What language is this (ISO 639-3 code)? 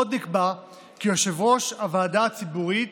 heb